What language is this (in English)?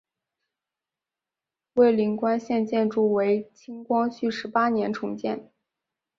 Chinese